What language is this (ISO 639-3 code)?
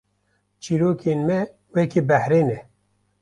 kur